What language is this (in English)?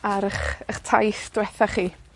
Welsh